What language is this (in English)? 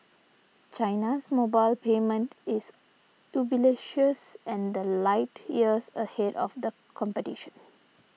English